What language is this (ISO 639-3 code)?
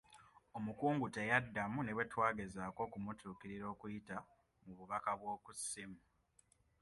lug